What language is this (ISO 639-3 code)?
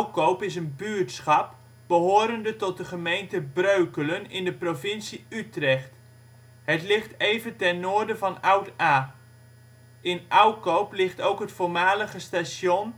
nld